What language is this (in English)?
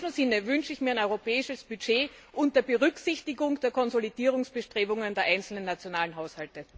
German